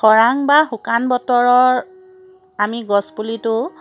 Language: Assamese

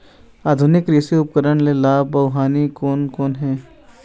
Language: Chhattisgarhi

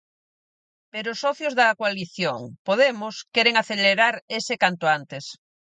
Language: Galician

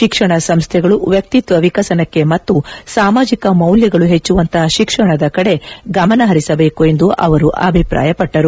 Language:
Kannada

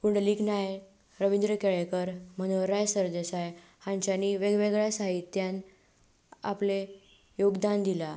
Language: Konkani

